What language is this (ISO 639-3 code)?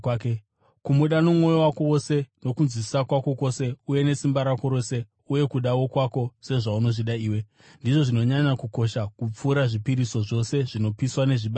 sna